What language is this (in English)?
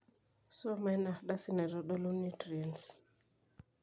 Masai